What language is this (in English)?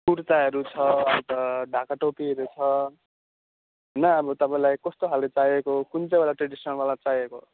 Nepali